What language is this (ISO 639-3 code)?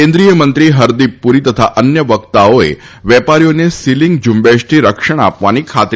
guj